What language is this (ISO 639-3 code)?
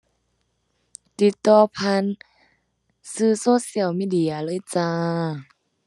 tha